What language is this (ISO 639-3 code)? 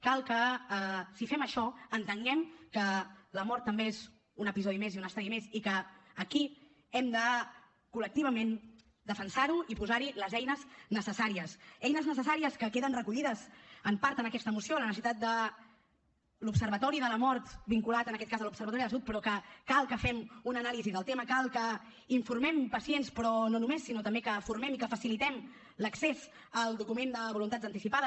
cat